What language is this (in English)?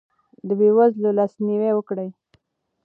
Pashto